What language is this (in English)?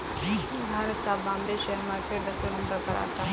Hindi